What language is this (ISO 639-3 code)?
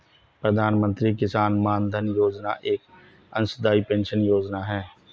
hin